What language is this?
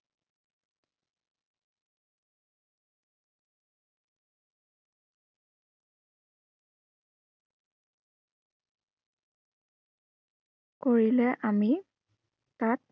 Assamese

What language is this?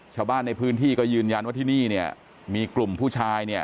Thai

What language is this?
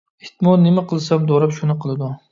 Uyghur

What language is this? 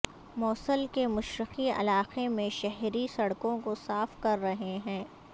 Urdu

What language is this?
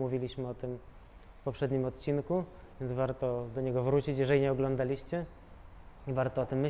Polish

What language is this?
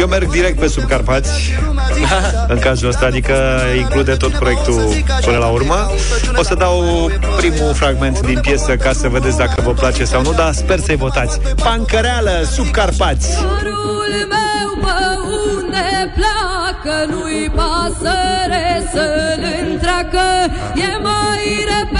Romanian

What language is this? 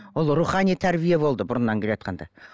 Kazakh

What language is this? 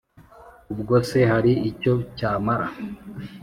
Kinyarwanda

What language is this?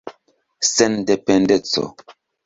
Esperanto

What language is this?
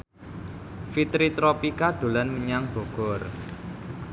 Javanese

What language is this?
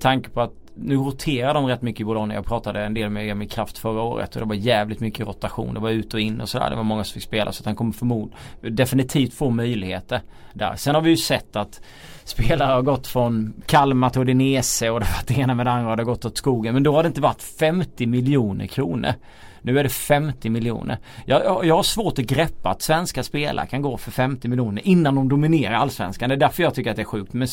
Swedish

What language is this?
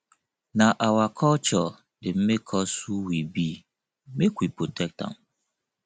Nigerian Pidgin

